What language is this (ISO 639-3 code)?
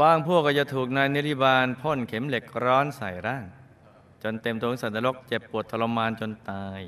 tha